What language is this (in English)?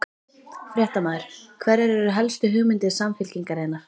Icelandic